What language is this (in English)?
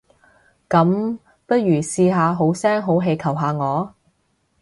Cantonese